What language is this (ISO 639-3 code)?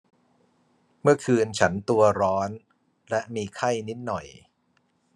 tha